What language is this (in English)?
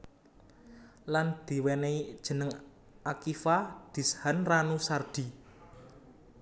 Javanese